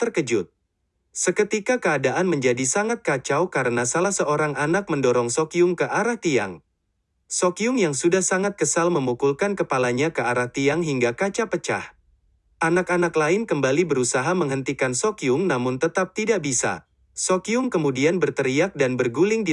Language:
Indonesian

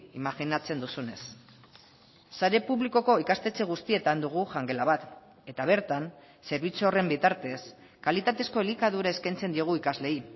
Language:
Basque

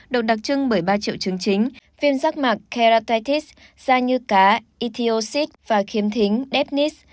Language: Vietnamese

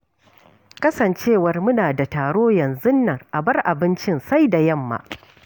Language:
Hausa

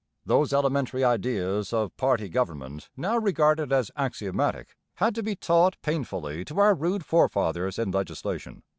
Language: English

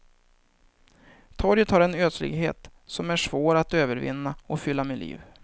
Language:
Swedish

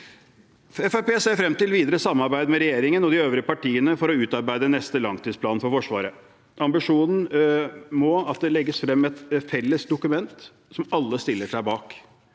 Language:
Norwegian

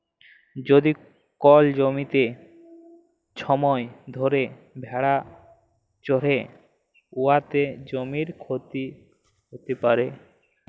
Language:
Bangla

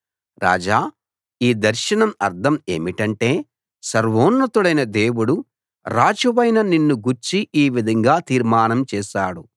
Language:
Telugu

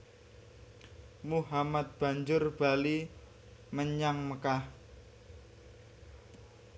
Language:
Javanese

